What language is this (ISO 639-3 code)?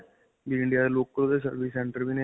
pan